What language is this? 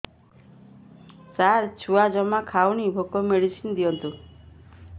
Odia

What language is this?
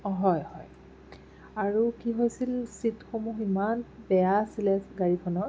Assamese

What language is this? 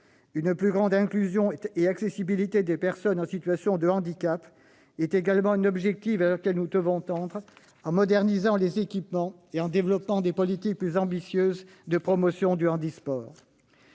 French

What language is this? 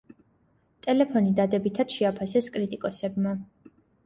Georgian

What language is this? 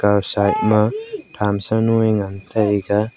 Wancho Naga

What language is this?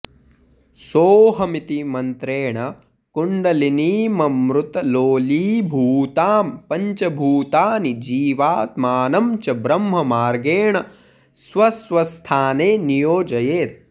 Sanskrit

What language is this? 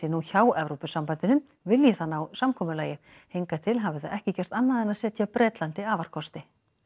Icelandic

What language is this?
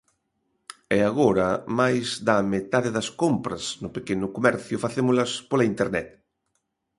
Galician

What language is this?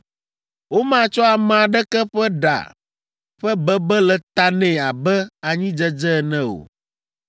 Ewe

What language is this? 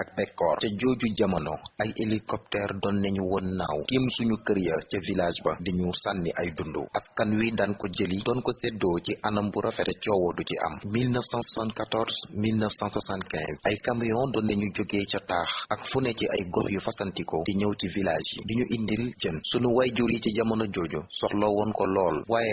Indonesian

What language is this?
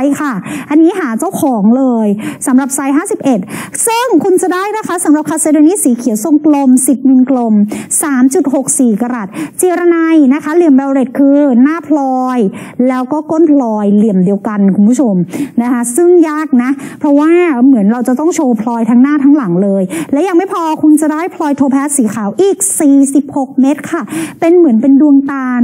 Thai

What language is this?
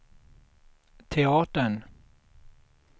Swedish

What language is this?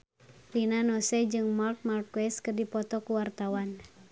Sundanese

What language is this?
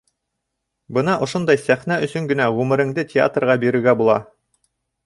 Bashkir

